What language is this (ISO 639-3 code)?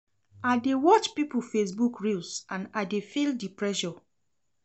pcm